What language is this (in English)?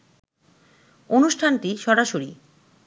Bangla